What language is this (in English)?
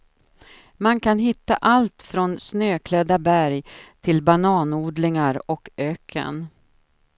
Swedish